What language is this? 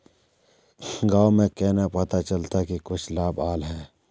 Magahi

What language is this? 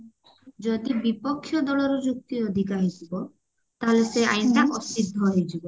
Odia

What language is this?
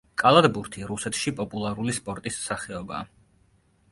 Georgian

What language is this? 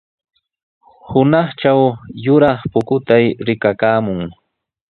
Sihuas Ancash Quechua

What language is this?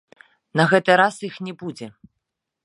Belarusian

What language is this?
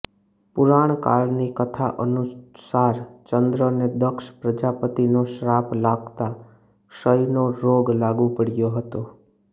Gujarati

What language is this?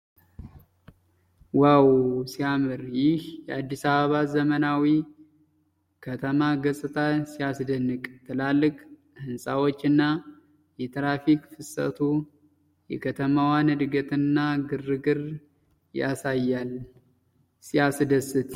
Amharic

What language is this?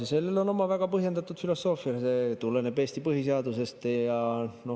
Estonian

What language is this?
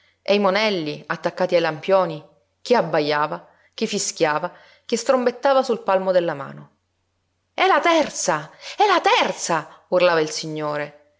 Italian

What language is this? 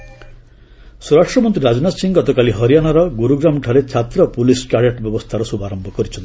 Odia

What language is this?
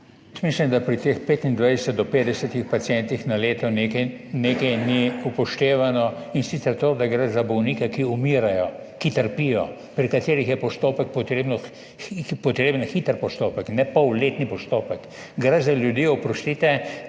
Slovenian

